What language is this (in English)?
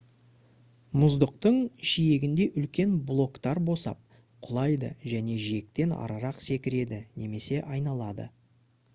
Kazakh